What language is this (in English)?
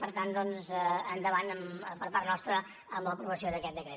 Catalan